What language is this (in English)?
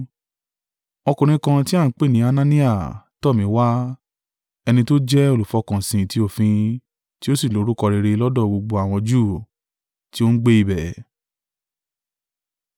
Yoruba